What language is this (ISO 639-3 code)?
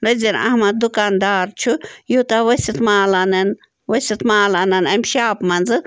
kas